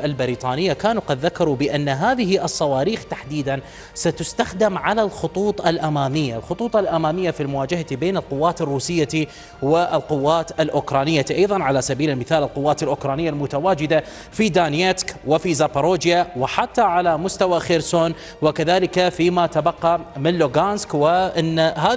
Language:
Arabic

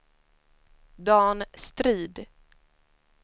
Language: Swedish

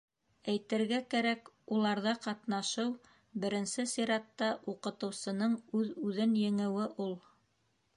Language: Bashkir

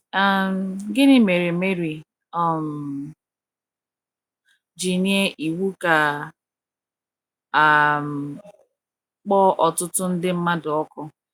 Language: Igbo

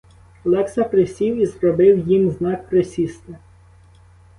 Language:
Ukrainian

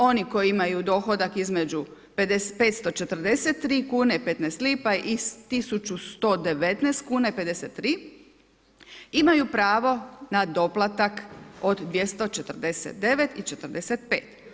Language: Croatian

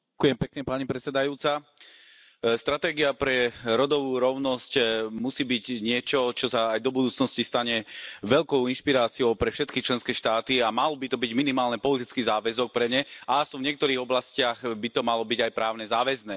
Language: Slovak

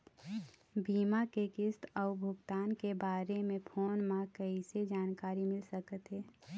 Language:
Chhattisgarhi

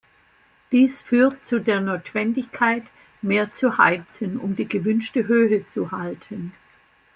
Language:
German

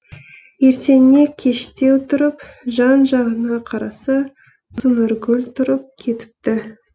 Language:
Kazakh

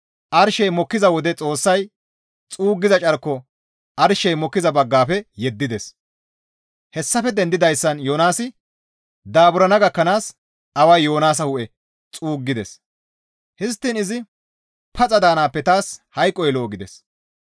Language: Gamo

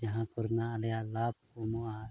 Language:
Santali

